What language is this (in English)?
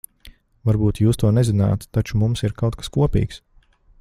Latvian